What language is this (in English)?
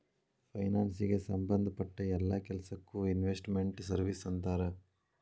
Kannada